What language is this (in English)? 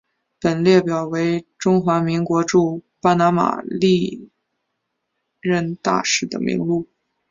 Chinese